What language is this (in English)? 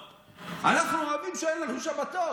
Hebrew